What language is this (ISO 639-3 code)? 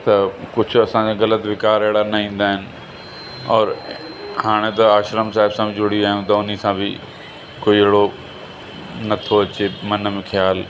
snd